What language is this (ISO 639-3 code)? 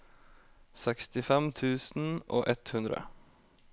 nor